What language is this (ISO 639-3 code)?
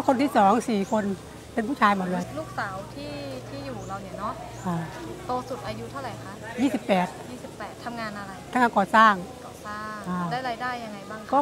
tha